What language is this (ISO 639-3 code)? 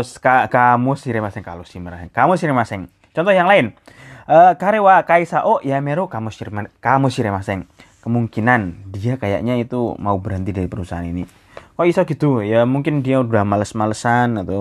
ind